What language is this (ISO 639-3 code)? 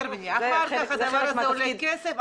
heb